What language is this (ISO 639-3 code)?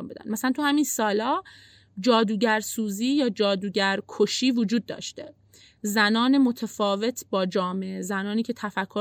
fas